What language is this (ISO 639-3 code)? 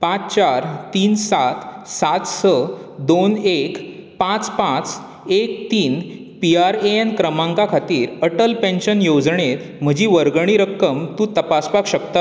kok